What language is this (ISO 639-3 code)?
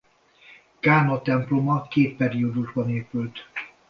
hun